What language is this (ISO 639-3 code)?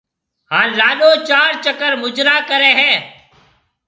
mve